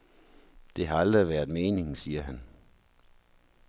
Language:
Danish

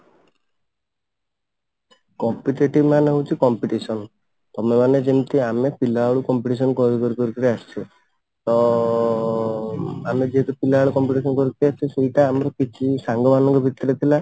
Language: Odia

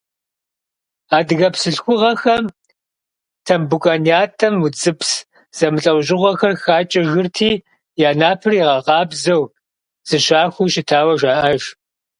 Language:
Kabardian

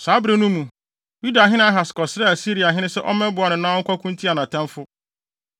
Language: Akan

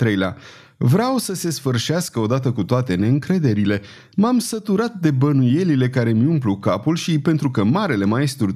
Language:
Romanian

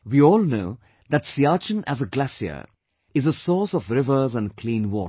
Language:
English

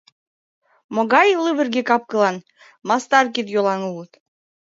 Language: Mari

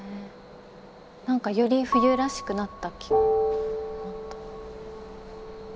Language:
Japanese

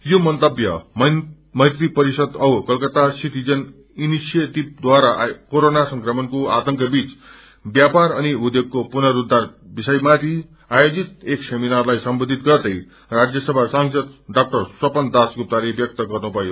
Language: Nepali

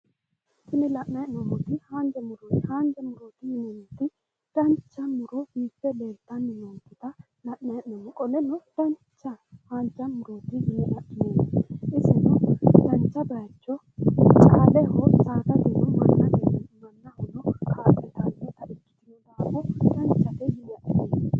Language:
Sidamo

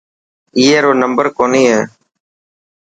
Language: Dhatki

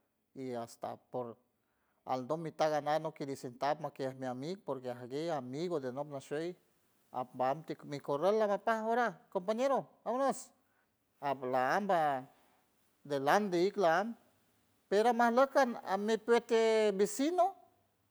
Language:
San Francisco Del Mar Huave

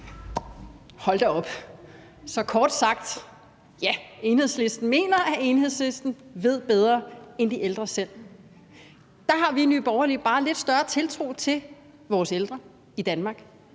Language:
Danish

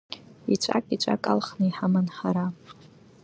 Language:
Abkhazian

